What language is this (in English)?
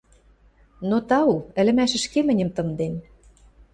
Western Mari